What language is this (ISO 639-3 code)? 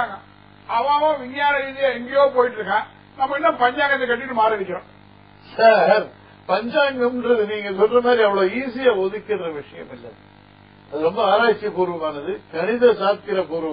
tam